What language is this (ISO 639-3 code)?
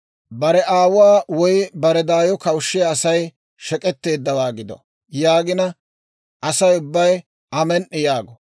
dwr